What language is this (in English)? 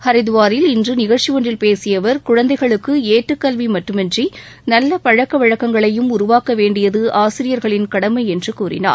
Tamil